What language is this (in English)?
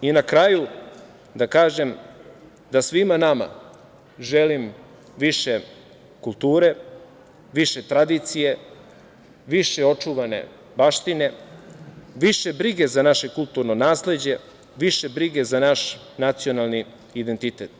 Serbian